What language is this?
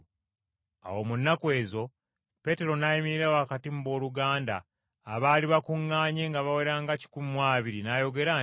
Ganda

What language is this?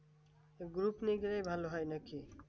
Bangla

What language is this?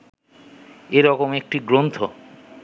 Bangla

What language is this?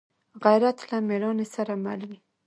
Pashto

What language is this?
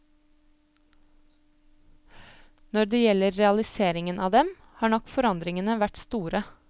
Norwegian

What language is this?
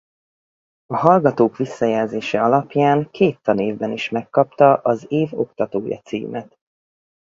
Hungarian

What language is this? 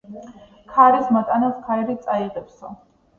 Georgian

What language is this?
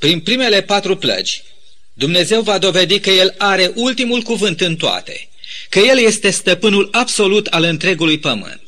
Romanian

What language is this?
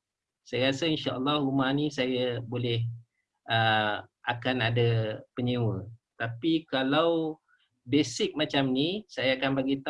Malay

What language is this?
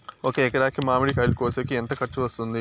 Telugu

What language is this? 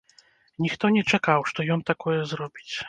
Belarusian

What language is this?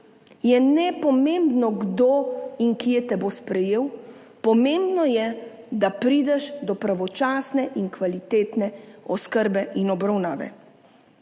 Slovenian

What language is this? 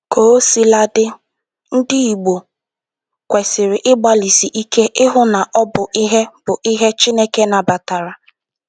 Igbo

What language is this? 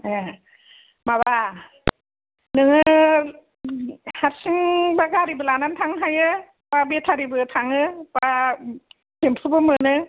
Bodo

